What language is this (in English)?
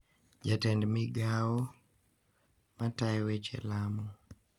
Luo (Kenya and Tanzania)